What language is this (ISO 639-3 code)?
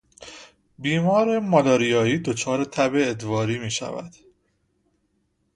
fas